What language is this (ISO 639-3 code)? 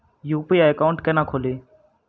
mai